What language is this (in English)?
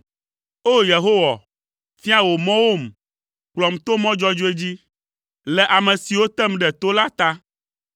Ewe